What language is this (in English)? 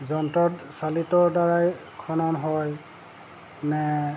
Assamese